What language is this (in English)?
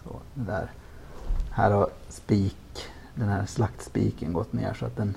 Swedish